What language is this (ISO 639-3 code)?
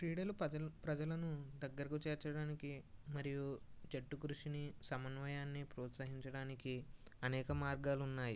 tel